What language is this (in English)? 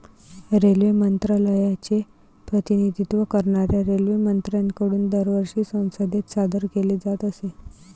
Marathi